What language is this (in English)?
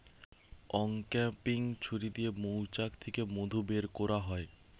Bangla